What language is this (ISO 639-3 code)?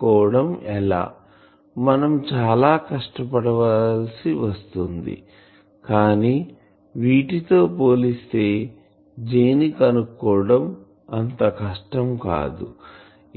tel